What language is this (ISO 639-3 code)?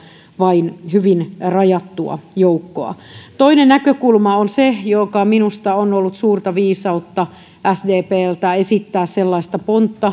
fin